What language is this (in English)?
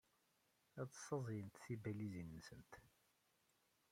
Kabyle